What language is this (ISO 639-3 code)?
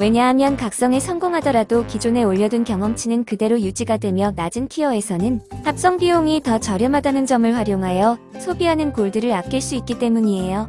kor